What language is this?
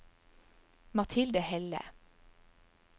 Norwegian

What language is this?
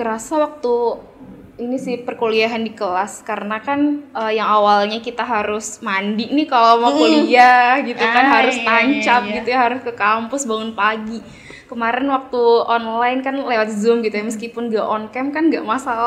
Indonesian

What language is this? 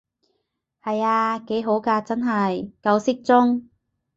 Cantonese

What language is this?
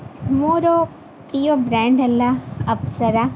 Odia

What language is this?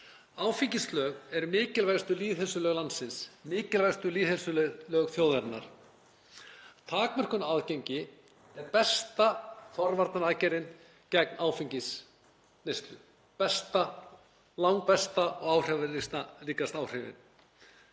Icelandic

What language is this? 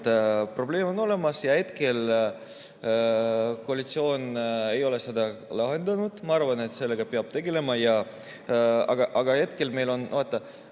Estonian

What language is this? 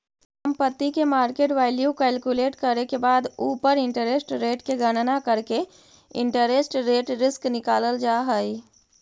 Magahi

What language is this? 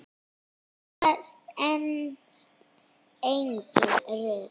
Icelandic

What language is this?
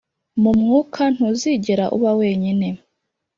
Kinyarwanda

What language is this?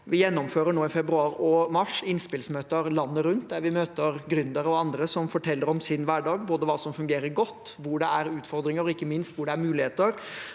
Norwegian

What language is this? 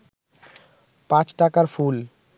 Bangla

